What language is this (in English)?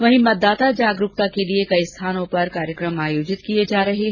Hindi